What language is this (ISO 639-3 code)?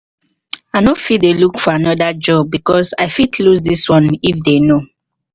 pcm